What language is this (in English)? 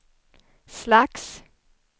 Swedish